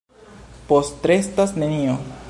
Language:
Esperanto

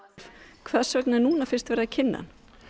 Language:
Icelandic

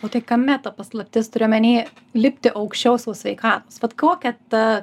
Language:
Lithuanian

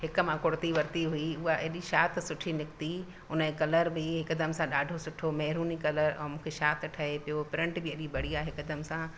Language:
Sindhi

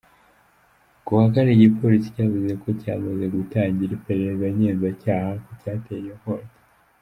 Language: Kinyarwanda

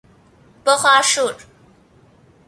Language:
Persian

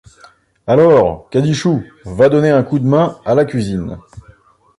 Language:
French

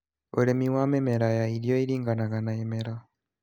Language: Kikuyu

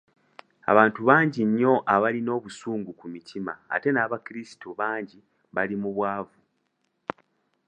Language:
Ganda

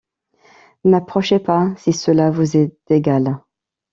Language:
French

